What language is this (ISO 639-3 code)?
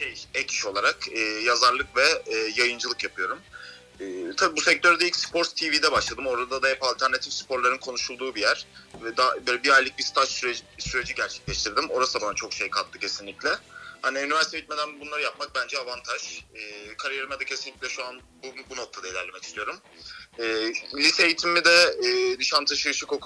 tur